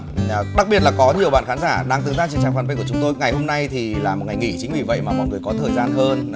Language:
Vietnamese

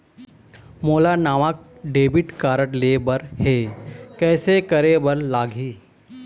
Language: Chhattisgarhi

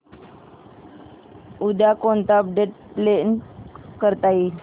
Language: Marathi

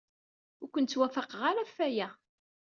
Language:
Kabyle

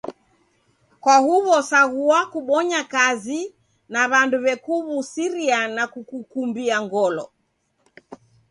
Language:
Taita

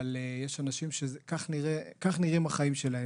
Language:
Hebrew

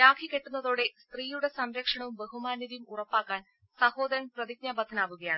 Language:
Malayalam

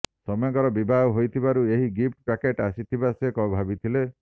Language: Odia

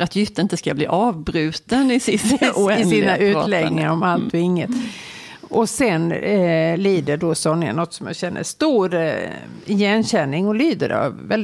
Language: Swedish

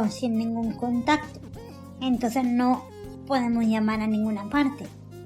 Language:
Spanish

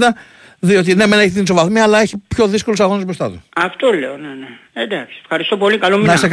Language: Greek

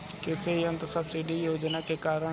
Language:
Bhojpuri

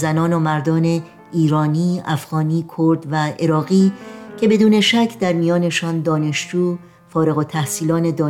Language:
Persian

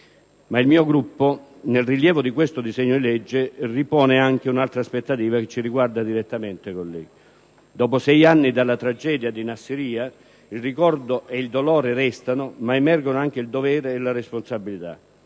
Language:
Italian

